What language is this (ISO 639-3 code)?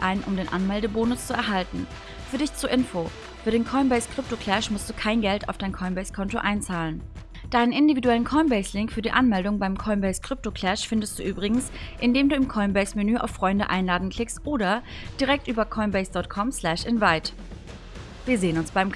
deu